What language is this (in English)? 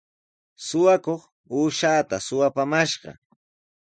Sihuas Ancash Quechua